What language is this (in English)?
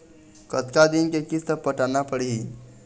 Chhattisgarhi